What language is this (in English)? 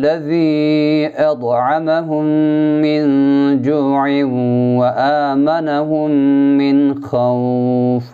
Arabic